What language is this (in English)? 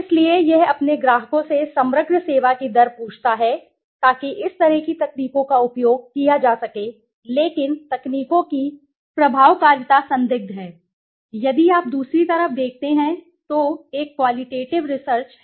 Hindi